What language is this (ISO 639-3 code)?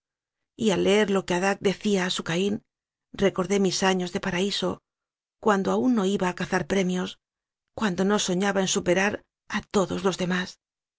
spa